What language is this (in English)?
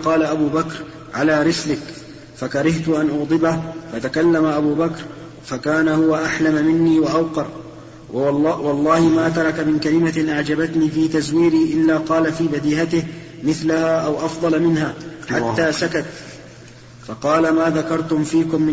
Arabic